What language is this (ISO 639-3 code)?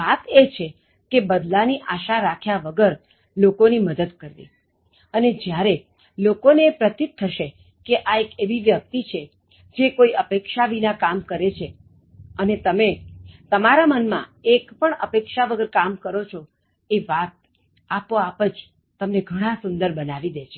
guj